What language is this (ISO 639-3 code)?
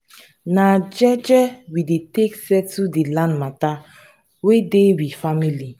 pcm